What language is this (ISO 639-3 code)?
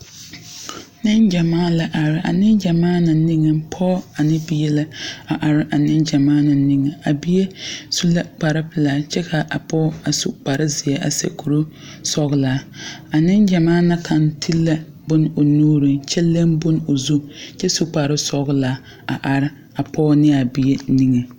dga